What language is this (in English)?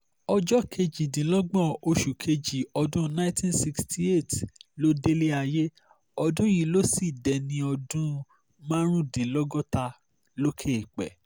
Yoruba